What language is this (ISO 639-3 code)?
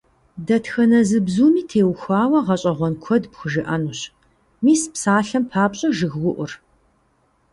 kbd